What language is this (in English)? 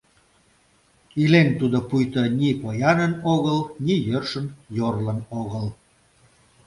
Mari